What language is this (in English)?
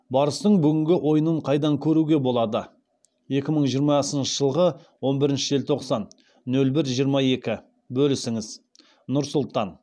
Kazakh